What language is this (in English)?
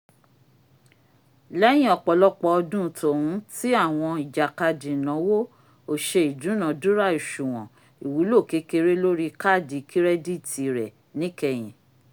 Yoruba